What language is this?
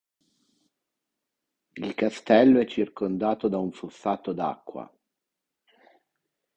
Italian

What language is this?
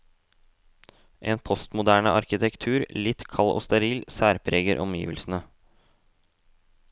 Norwegian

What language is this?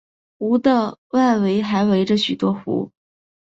Chinese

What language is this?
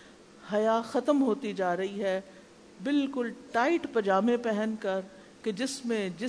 Urdu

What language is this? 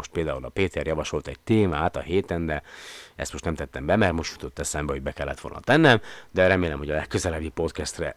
Hungarian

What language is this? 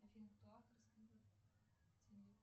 Russian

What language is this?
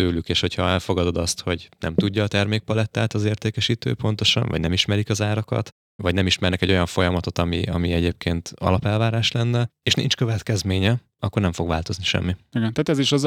Hungarian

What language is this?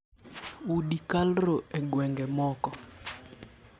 Luo (Kenya and Tanzania)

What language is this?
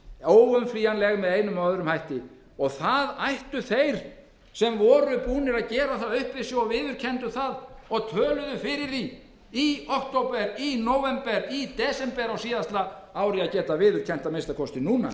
Icelandic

